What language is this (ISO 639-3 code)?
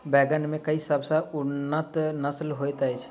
mai